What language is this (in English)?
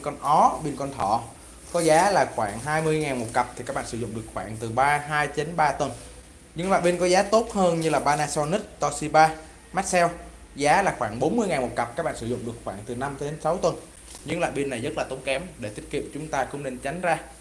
Vietnamese